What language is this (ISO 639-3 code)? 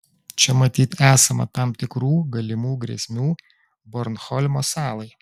lit